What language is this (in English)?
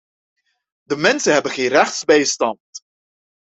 Dutch